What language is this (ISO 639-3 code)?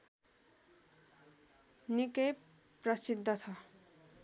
nep